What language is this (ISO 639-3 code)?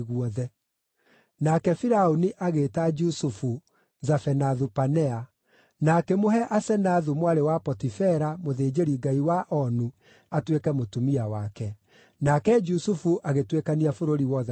kik